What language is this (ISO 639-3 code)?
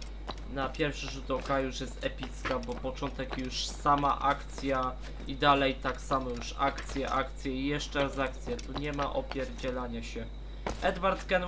pol